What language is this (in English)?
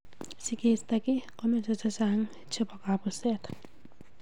Kalenjin